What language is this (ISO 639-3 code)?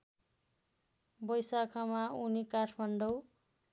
nep